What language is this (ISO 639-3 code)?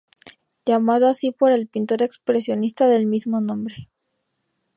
spa